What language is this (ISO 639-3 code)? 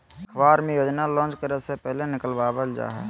mag